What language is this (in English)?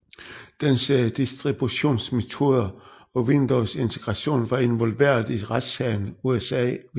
Danish